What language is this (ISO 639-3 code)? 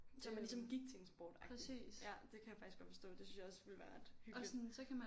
dan